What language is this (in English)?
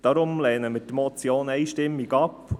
Swiss German